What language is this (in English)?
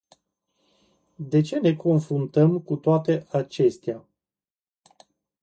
Romanian